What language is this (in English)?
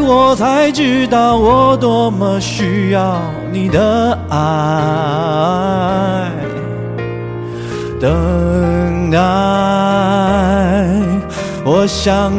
Chinese